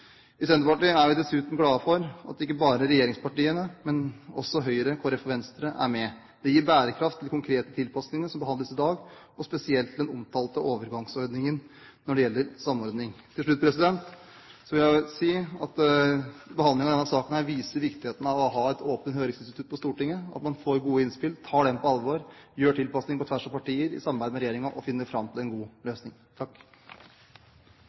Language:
Norwegian Bokmål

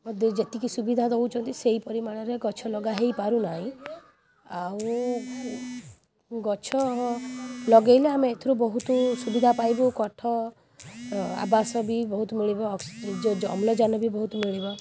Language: Odia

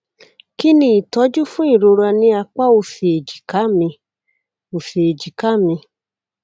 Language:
Yoruba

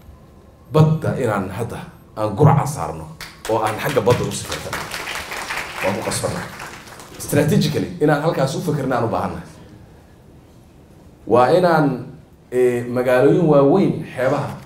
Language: Arabic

